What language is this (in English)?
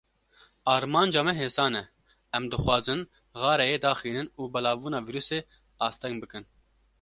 Kurdish